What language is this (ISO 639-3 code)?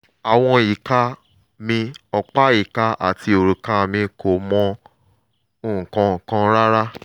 yor